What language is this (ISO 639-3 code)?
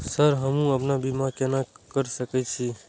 mai